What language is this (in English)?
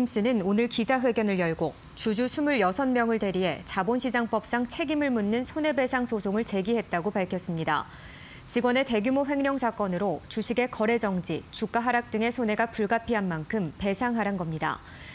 Korean